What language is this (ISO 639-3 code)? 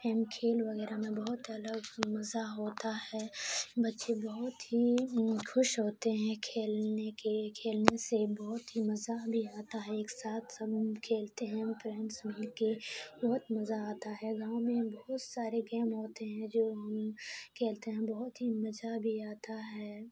urd